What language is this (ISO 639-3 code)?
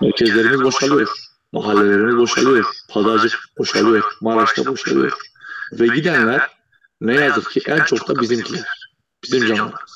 tur